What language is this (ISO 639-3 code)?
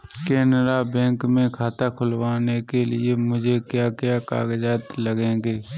hin